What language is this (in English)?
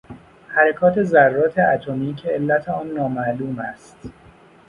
Persian